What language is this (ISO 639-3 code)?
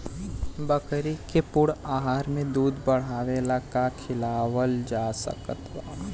bho